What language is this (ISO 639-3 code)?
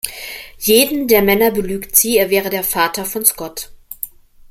deu